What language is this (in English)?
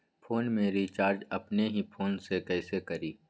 Magahi